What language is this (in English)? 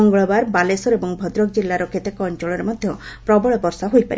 Odia